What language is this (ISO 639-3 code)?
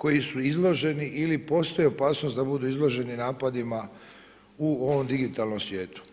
hrv